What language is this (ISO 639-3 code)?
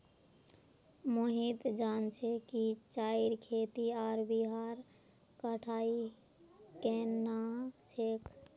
mag